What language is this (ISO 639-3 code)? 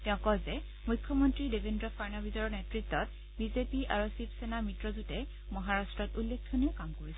asm